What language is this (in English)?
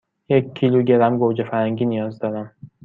Persian